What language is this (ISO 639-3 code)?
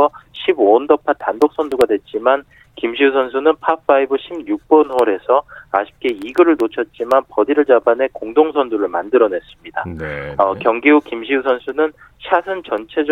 kor